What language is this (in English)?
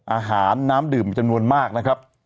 Thai